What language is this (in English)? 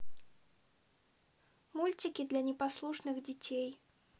Russian